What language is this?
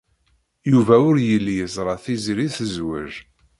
Kabyle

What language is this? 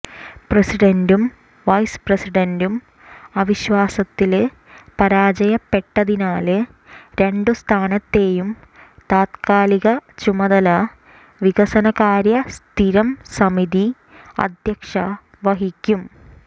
Malayalam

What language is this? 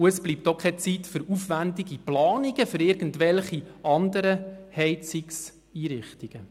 Swiss German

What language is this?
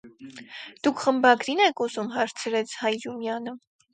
Armenian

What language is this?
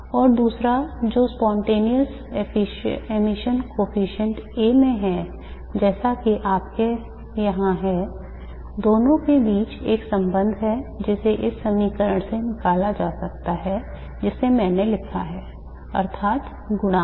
Hindi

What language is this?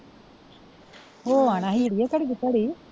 Punjabi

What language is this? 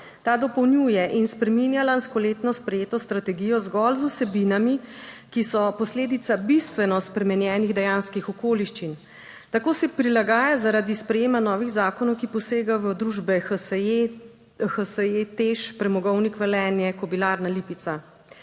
Slovenian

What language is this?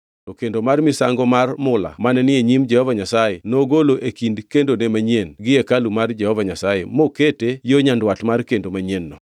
Luo (Kenya and Tanzania)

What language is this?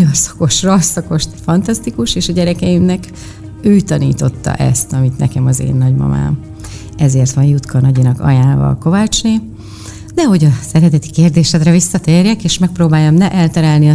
Hungarian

